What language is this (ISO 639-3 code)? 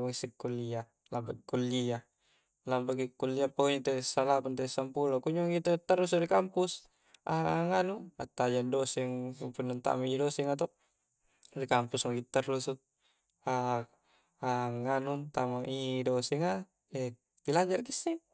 kjc